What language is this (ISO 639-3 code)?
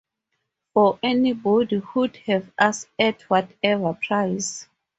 eng